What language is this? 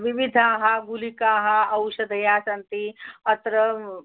Sanskrit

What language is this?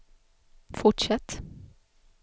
Swedish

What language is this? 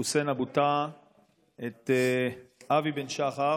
Hebrew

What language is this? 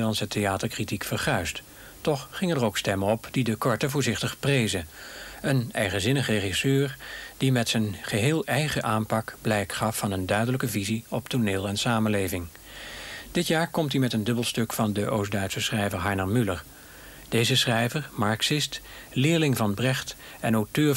Dutch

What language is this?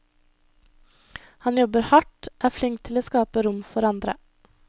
Norwegian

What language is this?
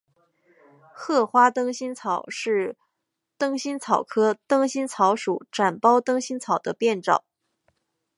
Chinese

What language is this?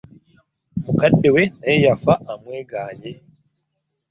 Ganda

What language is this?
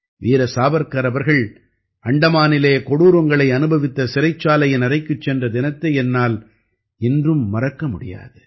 Tamil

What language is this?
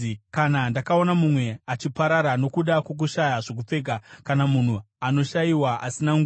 Shona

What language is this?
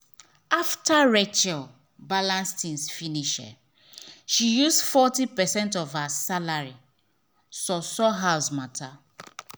Nigerian Pidgin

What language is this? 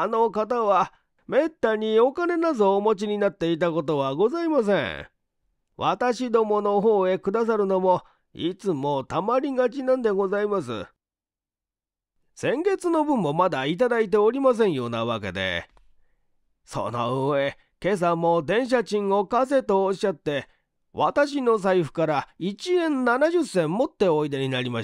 Japanese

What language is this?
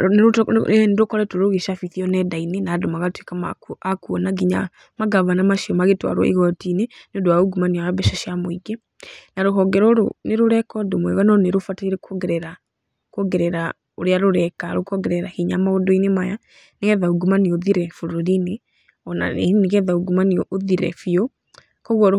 Kikuyu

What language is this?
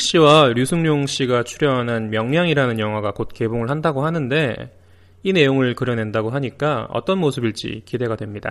Korean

